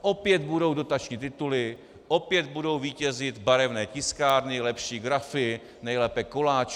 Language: Czech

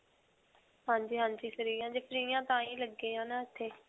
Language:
Punjabi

